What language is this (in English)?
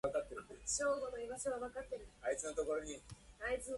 Japanese